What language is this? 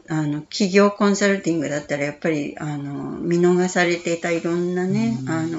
Japanese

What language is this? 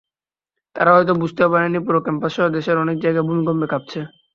Bangla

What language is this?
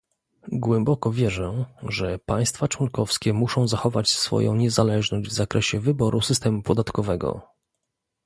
Polish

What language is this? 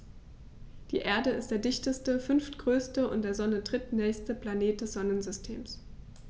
German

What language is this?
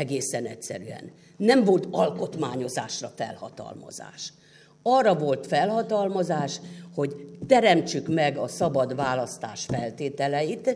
Hungarian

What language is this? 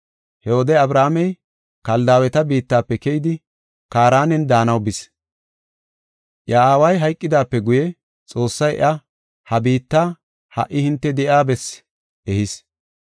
Gofa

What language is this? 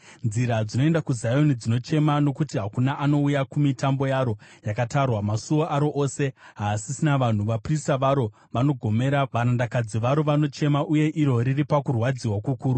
Shona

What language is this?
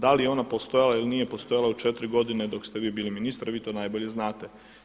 Croatian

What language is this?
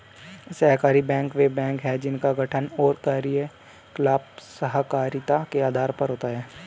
Hindi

